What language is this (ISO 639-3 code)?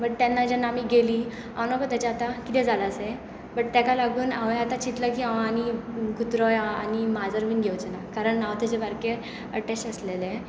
kok